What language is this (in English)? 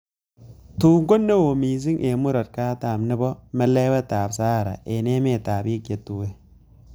Kalenjin